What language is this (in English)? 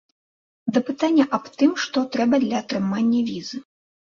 Belarusian